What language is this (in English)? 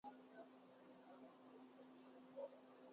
Urdu